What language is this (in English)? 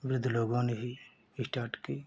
Hindi